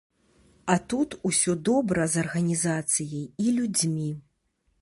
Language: Belarusian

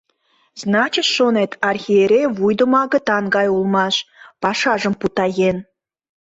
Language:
Mari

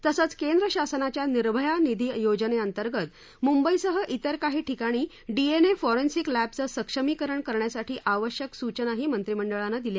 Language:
Marathi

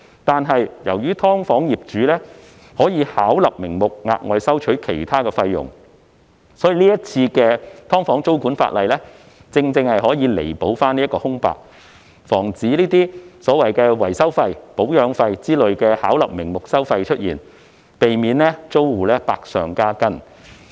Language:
Cantonese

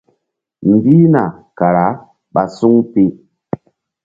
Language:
Mbum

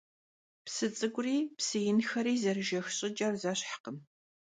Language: Kabardian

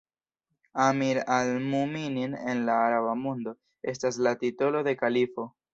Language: Esperanto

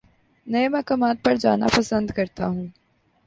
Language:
Urdu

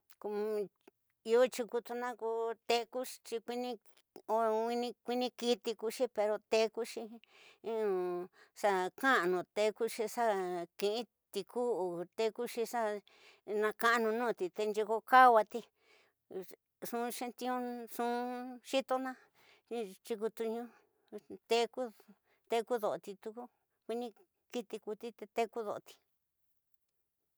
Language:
Tidaá Mixtec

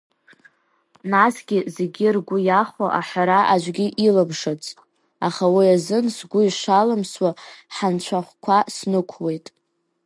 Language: Abkhazian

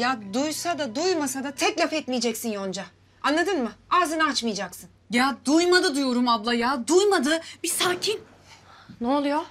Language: Turkish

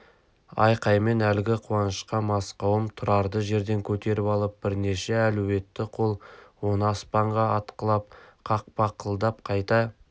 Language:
Kazakh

